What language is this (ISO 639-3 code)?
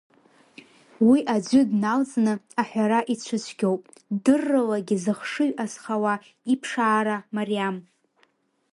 abk